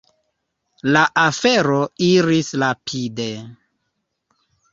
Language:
Esperanto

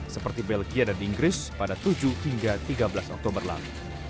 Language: Indonesian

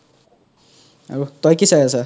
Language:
Assamese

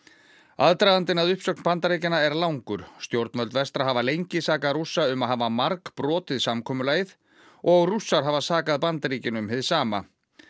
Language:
Icelandic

